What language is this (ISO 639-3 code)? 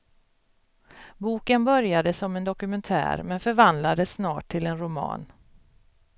swe